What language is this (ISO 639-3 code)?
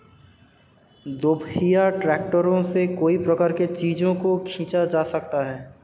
hin